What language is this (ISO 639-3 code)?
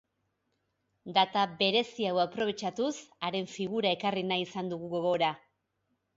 eus